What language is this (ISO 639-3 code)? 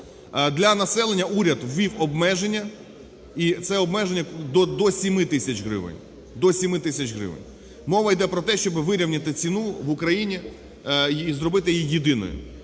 ukr